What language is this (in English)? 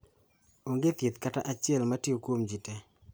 Luo (Kenya and Tanzania)